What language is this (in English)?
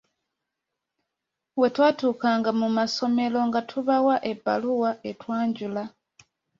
Ganda